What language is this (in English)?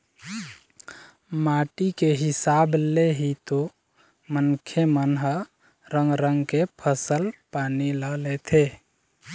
Chhattisgarhi